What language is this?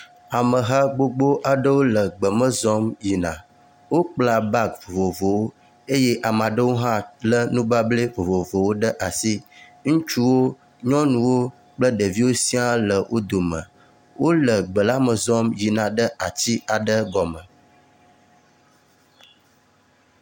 Ewe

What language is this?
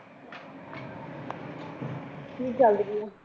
Punjabi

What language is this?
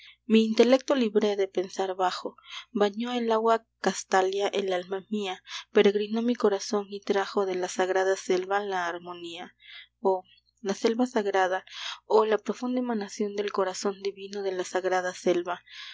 Spanish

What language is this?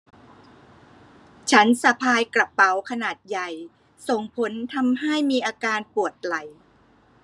Thai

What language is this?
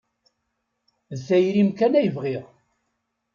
Kabyle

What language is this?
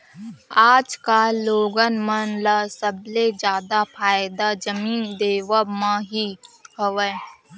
Chhattisgarhi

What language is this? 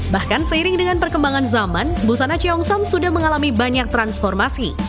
Indonesian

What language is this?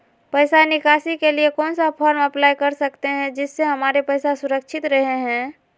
Magahi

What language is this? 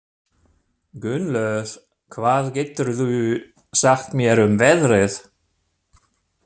Icelandic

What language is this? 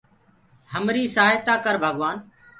Gurgula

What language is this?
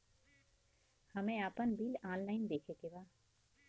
Bhojpuri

